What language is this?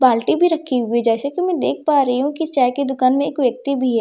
Hindi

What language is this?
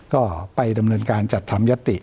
Thai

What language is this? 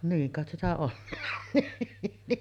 Finnish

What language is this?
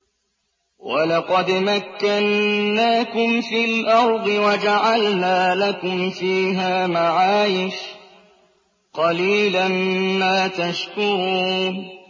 Arabic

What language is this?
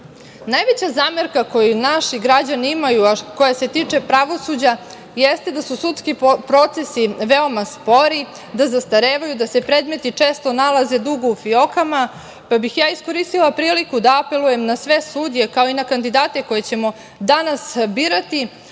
Serbian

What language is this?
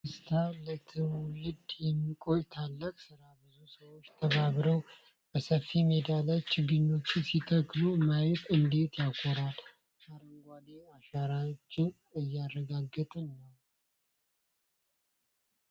Amharic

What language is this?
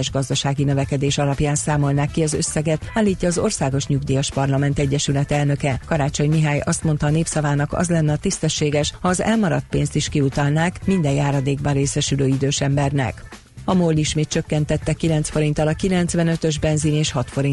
Hungarian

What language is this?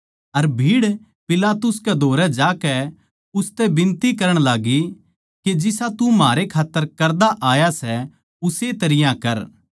Haryanvi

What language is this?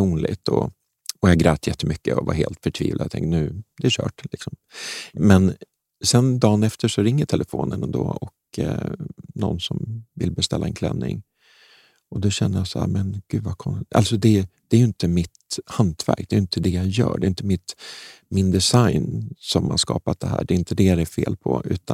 Swedish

